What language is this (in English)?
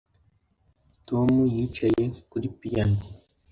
Kinyarwanda